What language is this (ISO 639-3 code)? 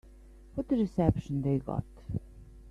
eng